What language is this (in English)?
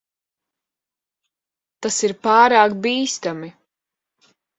Latvian